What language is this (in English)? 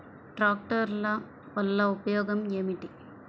Telugu